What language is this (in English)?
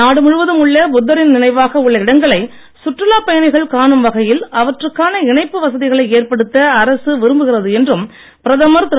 Tamil